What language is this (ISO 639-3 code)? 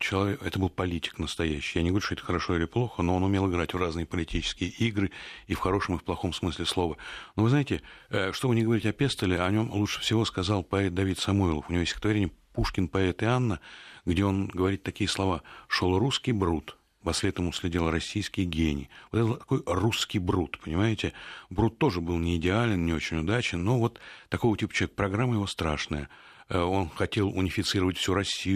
rus